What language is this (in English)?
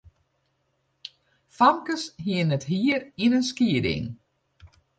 Western Frisian